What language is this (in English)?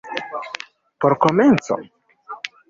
Esperanto